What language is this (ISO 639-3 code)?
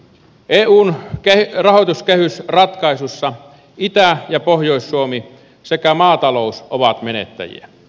fin